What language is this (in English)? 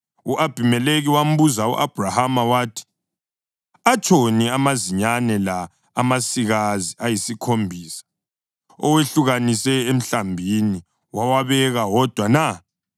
North Ndebele